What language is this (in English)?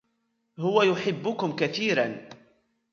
Arabic